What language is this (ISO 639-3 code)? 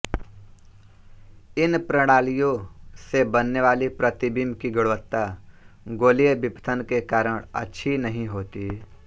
hin